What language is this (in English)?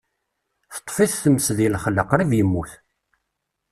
Kabyle